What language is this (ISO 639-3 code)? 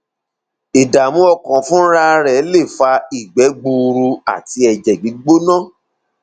yor